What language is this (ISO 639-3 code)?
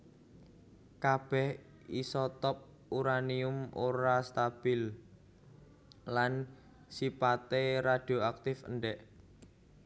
jav